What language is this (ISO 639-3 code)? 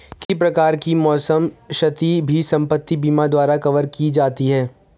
hin